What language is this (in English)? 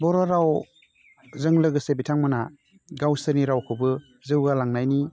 Bodo